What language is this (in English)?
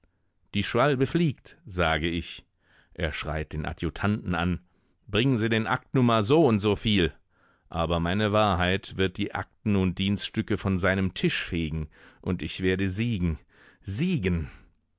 German